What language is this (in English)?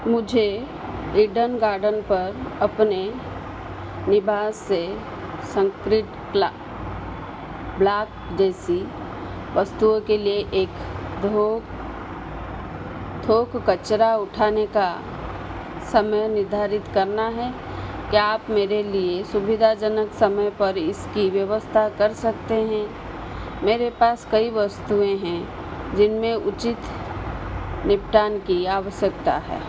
Hindi